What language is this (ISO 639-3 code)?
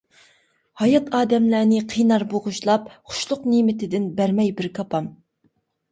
uig